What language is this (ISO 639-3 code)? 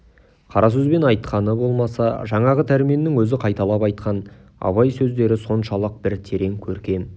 kaz